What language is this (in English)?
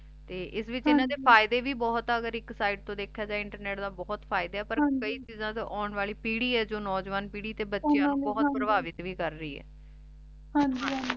Punjabi